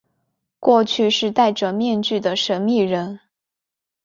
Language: Chinese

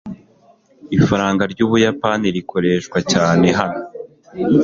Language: Kinyarwanda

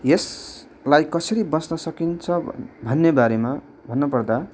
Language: Nepali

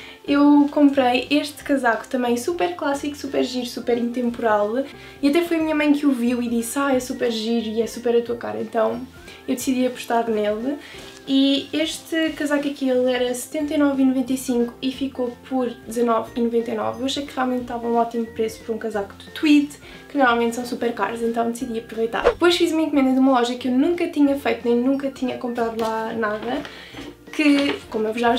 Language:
Portuguese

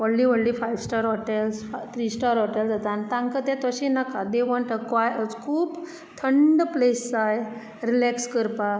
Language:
Konkani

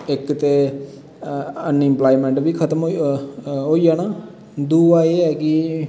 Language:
Dogri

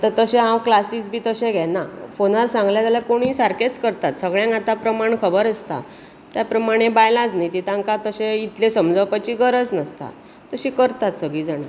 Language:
Konkani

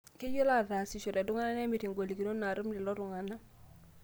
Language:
Masai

